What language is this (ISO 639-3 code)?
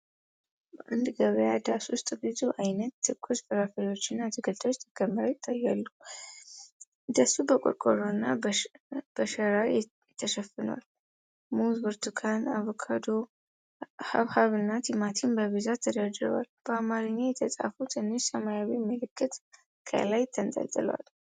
amh